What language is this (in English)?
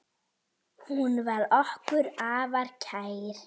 Icelandic